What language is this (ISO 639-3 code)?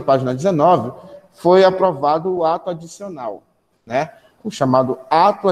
por